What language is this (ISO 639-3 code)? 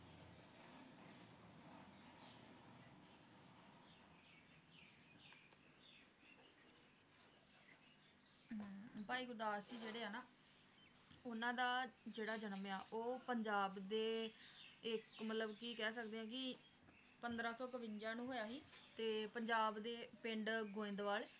pan